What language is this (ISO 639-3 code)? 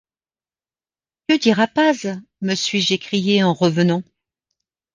fra